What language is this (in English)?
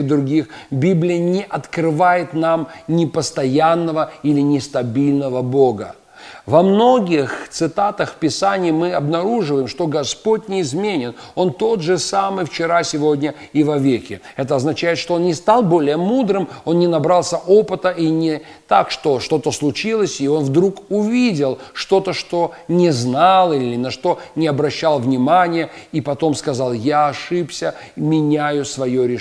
Russian